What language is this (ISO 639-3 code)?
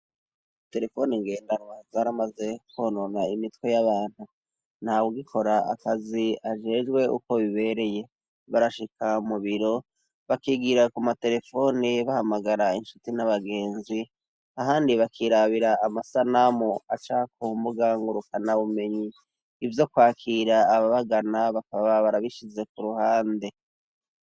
run